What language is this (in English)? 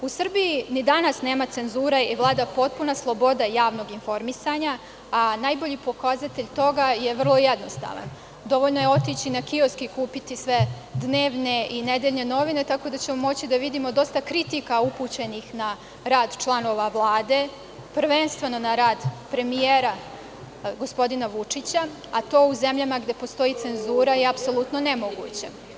Serbian